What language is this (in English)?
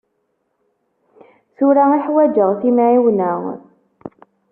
Kabyle